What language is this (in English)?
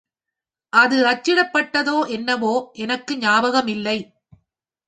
Tamil